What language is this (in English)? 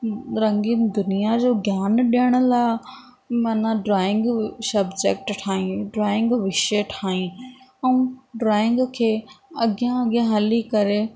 Sindhi